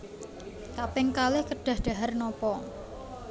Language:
Javanese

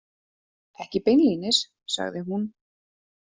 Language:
Icelandic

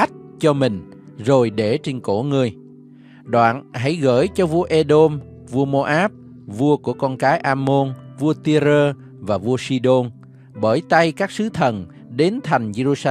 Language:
Vietnamese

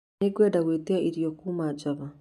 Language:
Kikuyu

